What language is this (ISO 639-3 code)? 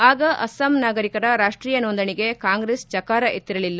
kan